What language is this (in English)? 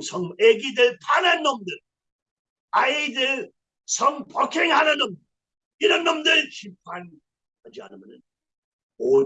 Korean